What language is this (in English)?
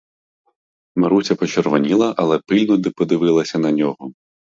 Ukrainian